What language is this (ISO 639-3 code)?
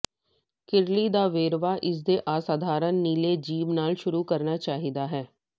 pan